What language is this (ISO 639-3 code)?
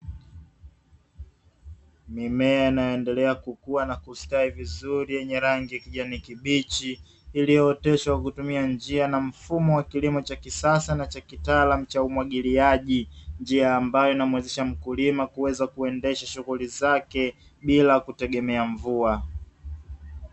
swa